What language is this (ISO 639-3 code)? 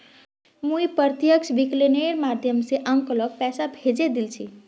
mag